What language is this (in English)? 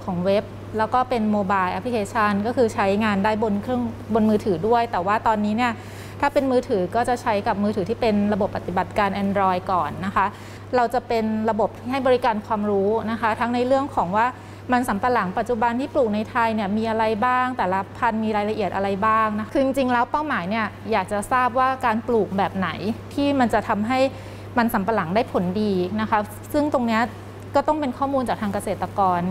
Thai